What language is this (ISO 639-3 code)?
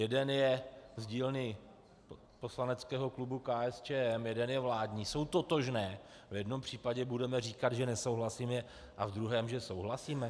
ces